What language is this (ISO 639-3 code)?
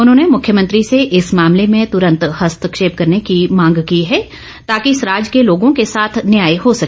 hin